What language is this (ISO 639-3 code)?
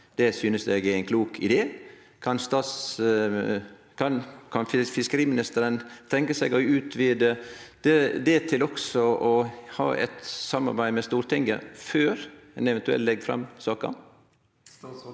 nor